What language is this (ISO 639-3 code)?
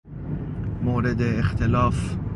fas